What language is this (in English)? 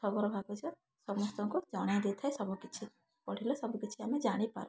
Odia